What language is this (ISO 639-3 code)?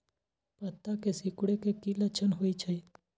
mag